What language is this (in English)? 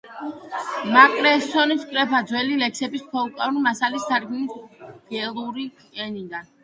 Georgian